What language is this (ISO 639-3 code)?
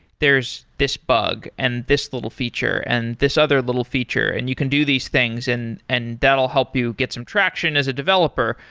eng